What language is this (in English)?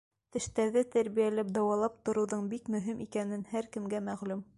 Bashkir